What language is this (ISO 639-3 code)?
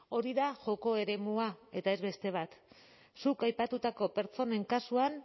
eus